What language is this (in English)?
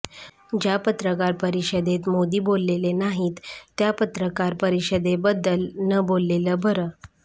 Marathi